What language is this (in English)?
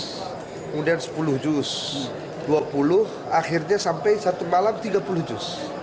Indonesian